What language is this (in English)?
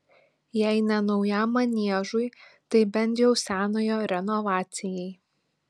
Lithuanian